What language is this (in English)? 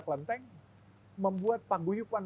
Indonesian